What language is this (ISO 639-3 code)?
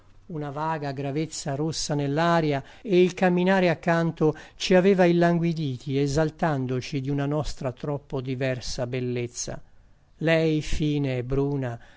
ita